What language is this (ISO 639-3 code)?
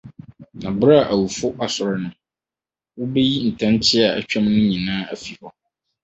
aka